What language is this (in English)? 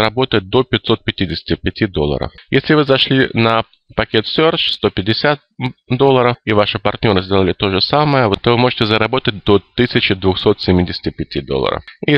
Russian